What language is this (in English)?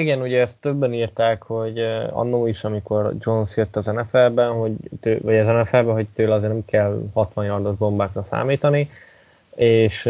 Hungarian